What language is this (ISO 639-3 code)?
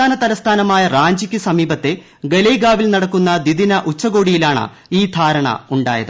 mal